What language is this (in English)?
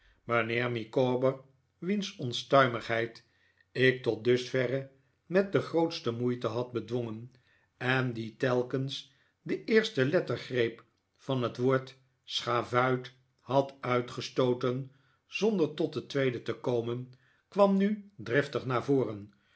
Dutch